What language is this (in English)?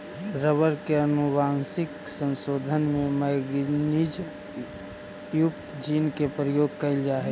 Magahi